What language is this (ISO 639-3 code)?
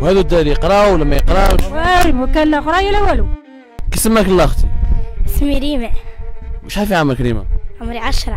ara